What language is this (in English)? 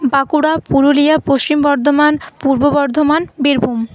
Bangla